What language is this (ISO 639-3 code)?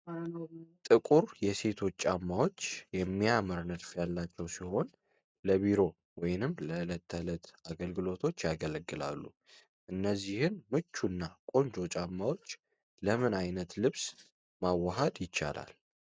amh